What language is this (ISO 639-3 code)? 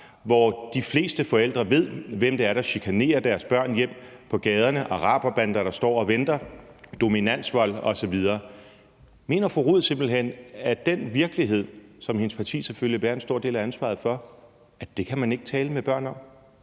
dan